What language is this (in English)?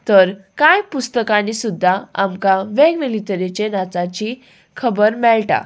Konkani